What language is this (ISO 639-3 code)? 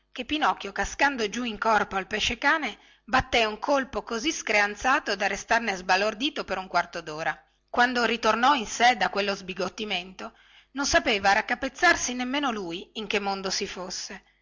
ita